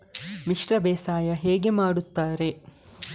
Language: Kannada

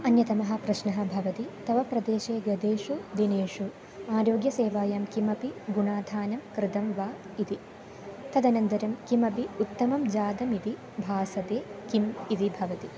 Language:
Sanskrit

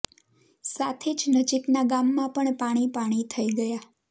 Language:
Gujarati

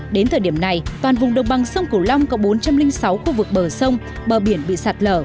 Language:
Vietnamese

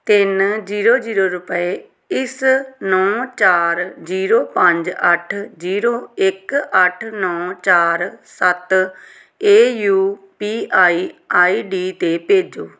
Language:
Punjabi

